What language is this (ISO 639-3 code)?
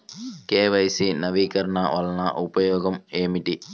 tel